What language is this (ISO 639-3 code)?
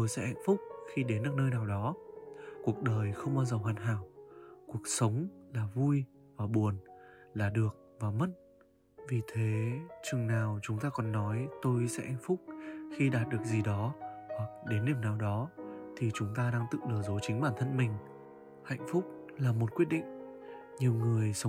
vie